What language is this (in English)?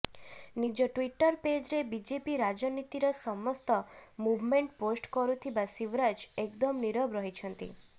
Odia